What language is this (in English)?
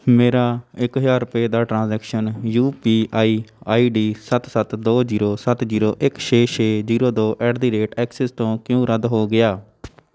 Punjabi